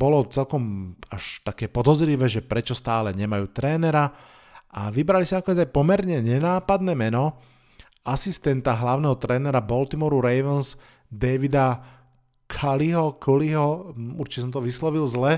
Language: Slovak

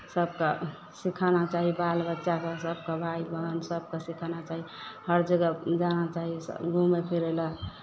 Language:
Maithili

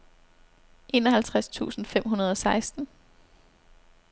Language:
Danish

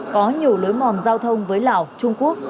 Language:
Vietnamese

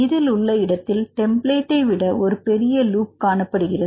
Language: Tamil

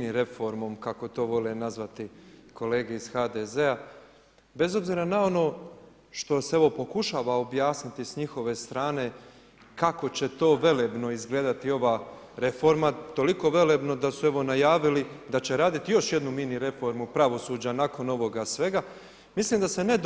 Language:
Croatian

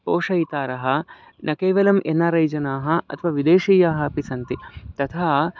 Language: Sanskrit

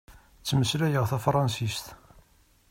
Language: Kabyle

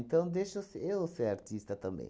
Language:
Portuguese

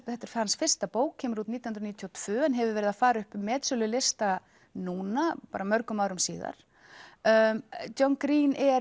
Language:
Icelandic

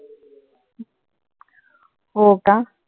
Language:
Marathi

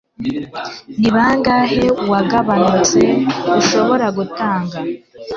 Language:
Kinyarwanda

